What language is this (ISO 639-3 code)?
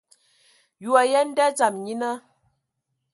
ewo